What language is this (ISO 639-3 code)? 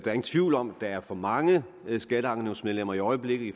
dan